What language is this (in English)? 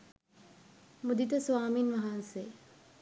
Sinhala